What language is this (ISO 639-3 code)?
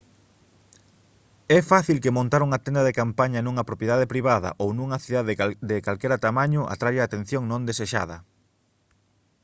glg